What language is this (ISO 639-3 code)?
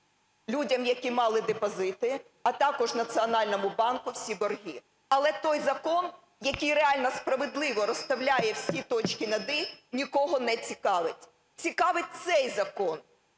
ukr